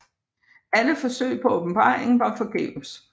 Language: Danish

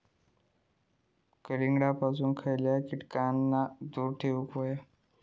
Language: Marathi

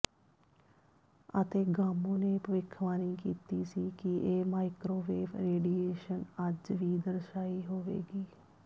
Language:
Punjabi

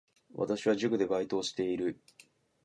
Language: Japanese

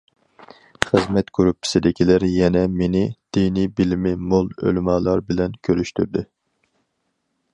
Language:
Uyghur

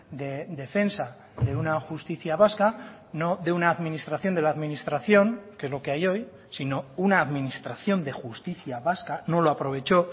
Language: Spanish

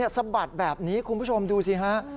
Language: Thai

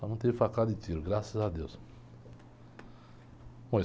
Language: Portuguese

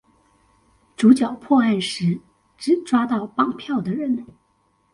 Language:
Chinese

